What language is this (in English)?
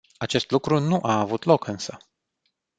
Romanian